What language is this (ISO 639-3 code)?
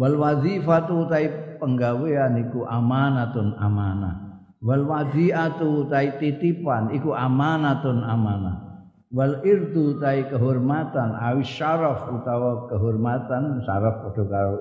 ind